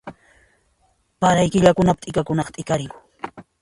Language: Puno Quechua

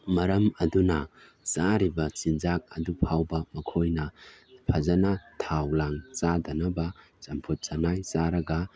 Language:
Manipuri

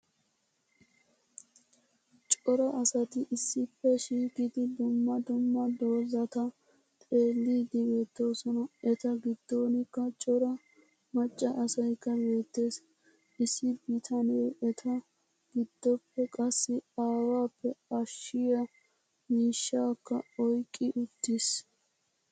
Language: Wolaytta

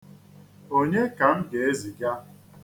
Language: Igbo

